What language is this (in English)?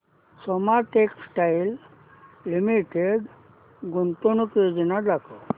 Marathi